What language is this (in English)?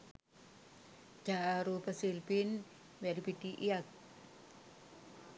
Sinhala